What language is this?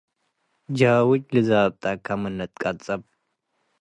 Tigre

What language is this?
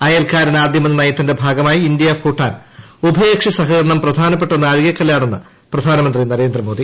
Malayalam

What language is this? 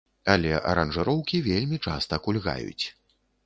Belarusian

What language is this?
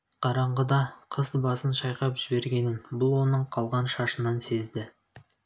Kazakh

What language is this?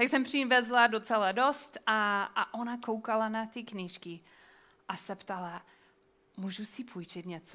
Czech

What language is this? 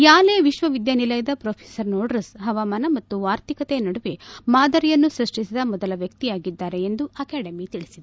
Kannada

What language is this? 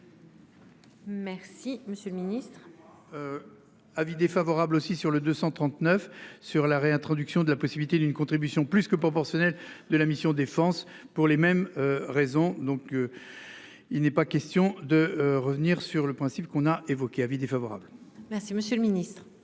French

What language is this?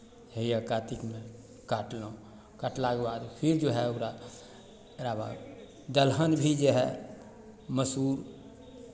Maithili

